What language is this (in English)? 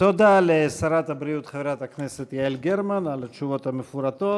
Hebrew